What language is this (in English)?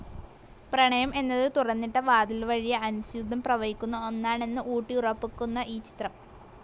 Malayalam